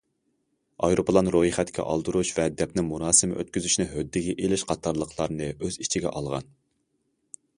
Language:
Uyghur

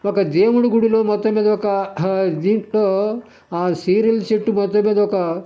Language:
Telugu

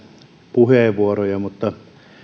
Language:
Finnish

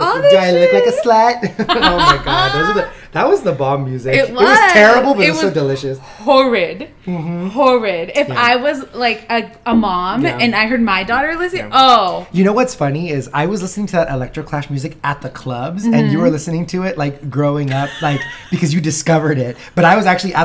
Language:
English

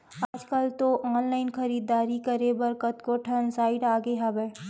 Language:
Chhattisgarhi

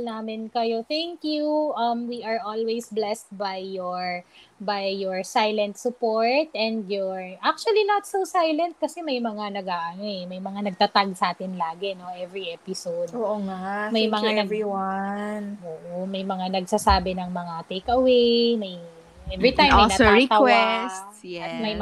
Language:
Filipino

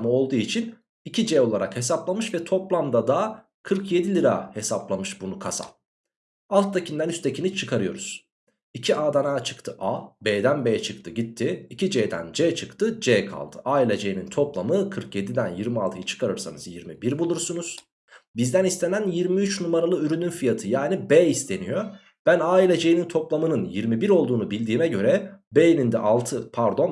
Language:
Turkish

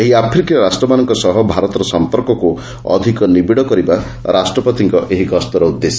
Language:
Odia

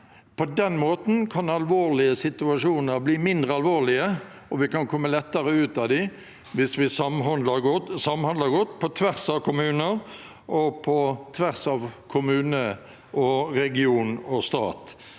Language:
Norwegian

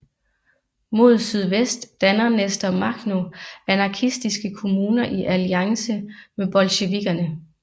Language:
Danish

